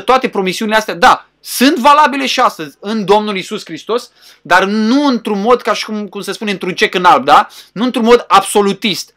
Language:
Romanian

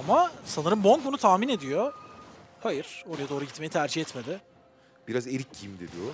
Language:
Turkish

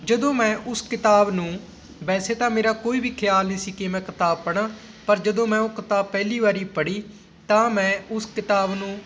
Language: Punjabi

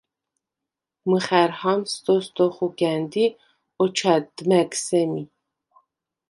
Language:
Svan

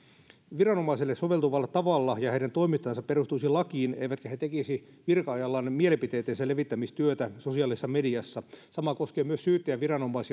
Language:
Finnish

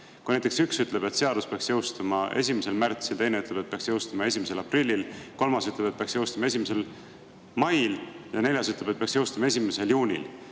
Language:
Estonian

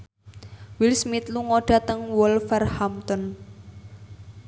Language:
Javanese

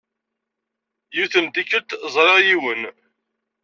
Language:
Kabyle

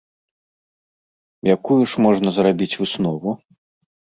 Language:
Belarusian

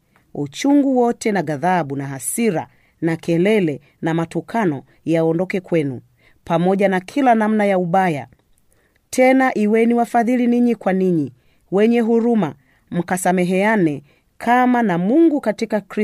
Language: Swahili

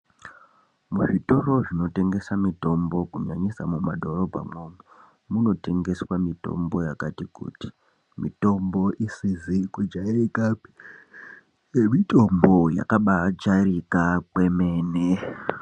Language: Ndau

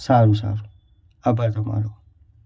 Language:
Gujarati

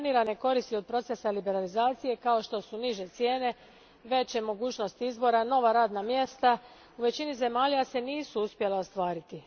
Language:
Croatian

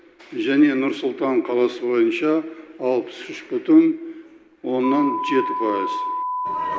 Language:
Kazakh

